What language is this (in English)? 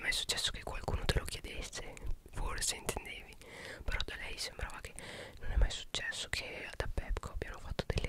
Italian